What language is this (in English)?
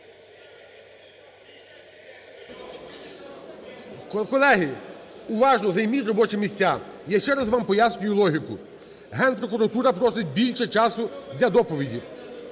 Ukrainian